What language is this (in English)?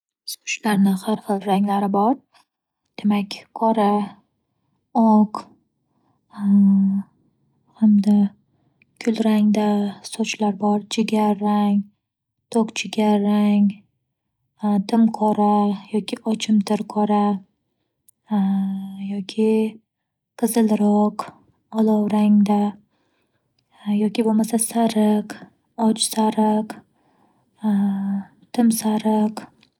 Uzbek